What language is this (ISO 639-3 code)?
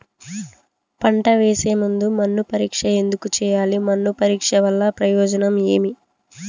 tel